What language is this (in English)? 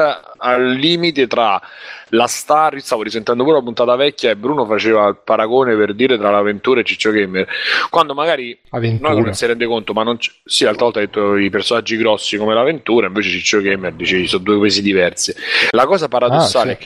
Italian